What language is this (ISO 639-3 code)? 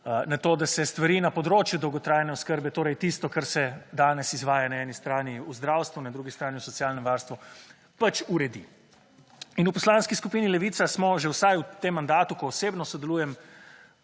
slv